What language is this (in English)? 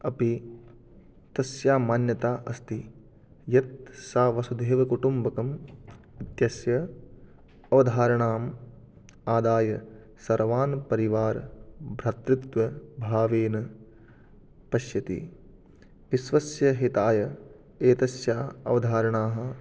Sanskrit